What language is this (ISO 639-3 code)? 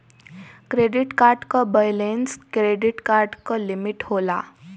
bho